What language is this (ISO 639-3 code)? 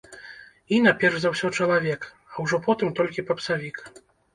bel